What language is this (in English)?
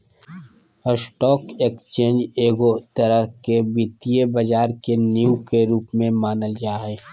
Magahi